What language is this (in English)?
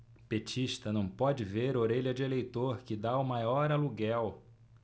Portuguese